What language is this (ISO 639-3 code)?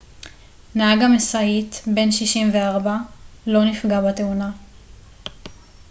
heb